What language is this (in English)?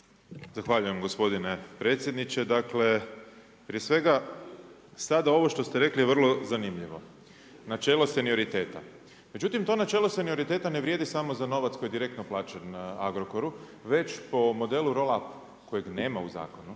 Croatian